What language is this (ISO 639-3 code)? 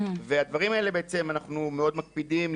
heb